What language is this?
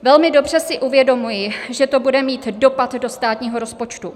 Czech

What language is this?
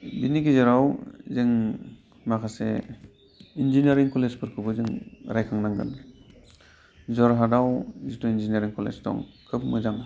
Bodo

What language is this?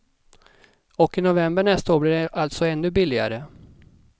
Swedish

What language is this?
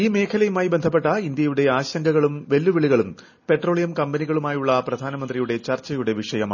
Malayalam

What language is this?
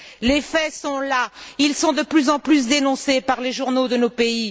French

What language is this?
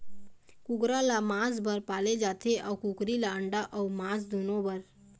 Chhattisgarhi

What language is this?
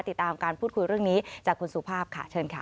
Thai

